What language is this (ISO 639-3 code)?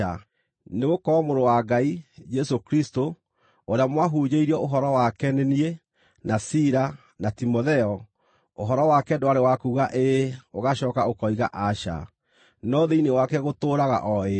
kik